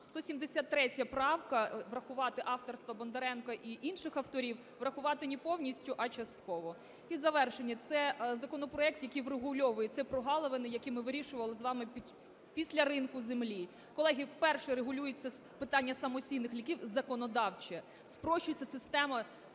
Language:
Ukrainian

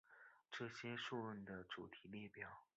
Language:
Chinese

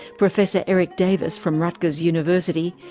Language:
English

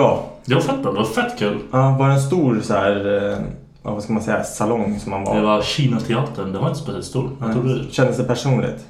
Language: Swedish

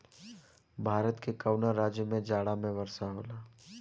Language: Bhojpuri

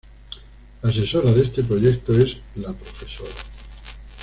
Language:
Spanish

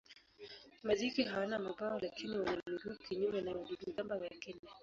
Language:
Swahili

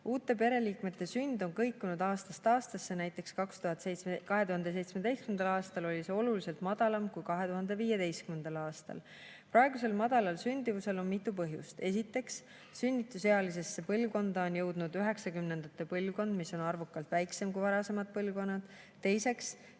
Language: Estonian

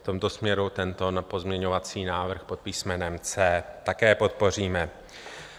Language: Czech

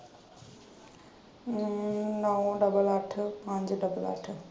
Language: Punjabi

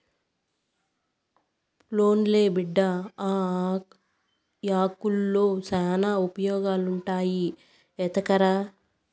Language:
Telugu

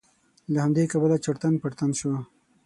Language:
Pashto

